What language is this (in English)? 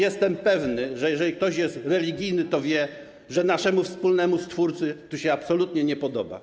Polish